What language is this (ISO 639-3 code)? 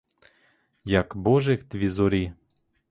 ukr